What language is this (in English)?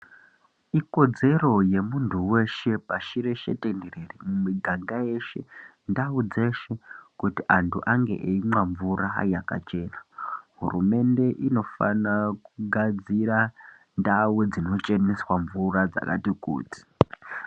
Ndau